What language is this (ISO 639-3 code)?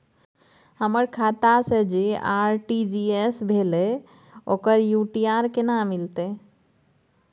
mai